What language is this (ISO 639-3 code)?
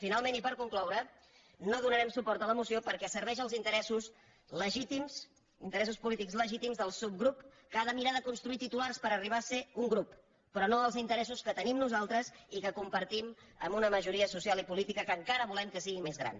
cat